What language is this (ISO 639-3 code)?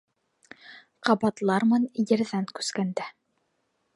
bak